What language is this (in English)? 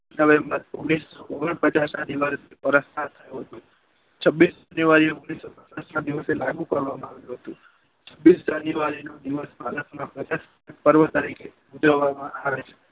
Gujarati